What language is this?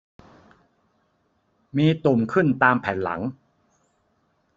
Thai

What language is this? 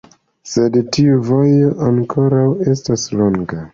Esperanto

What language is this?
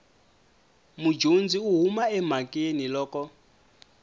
Tsonga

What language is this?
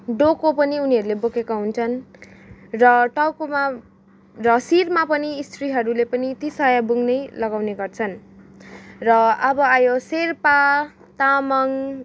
Nepali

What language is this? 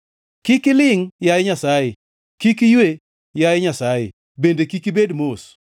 Luo (Kenya and Tanzania)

